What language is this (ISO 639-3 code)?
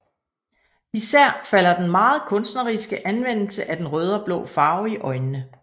dan